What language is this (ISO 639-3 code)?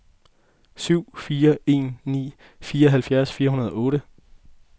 dan